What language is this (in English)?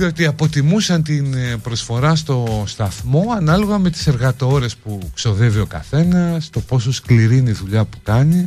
Greek